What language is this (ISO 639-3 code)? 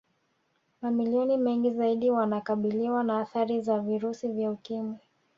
swa